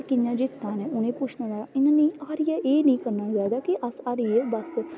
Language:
Dogri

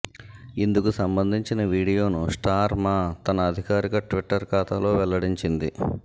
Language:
Telugu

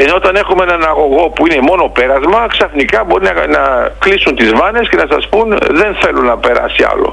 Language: Greek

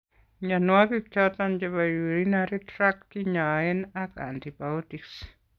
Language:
Kalenjin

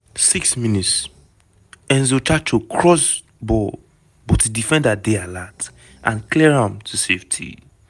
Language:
Nigerian Pidgin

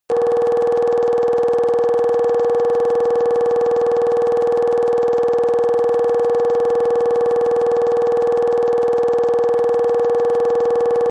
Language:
Kabardian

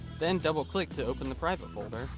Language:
English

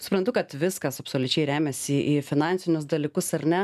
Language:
Lithuanian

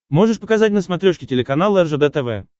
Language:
Russian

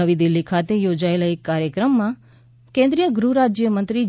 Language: Gujarati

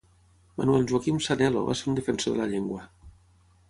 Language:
Catalan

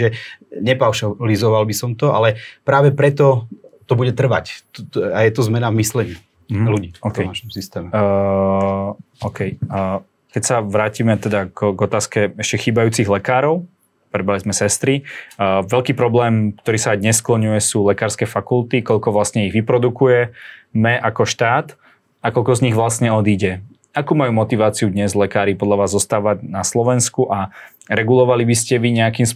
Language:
Slovak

